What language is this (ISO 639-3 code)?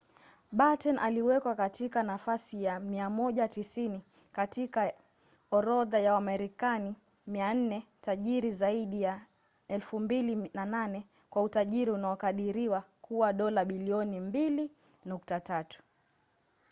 swa